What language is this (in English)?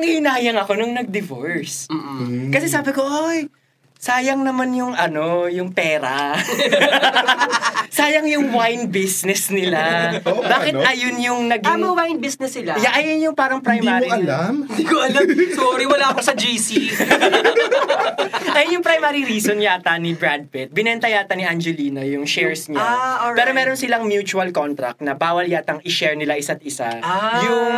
Filipino